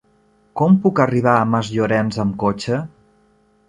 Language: Catalan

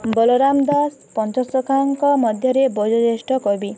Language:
Odia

